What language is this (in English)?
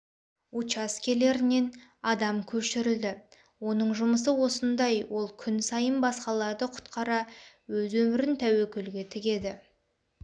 Kazakh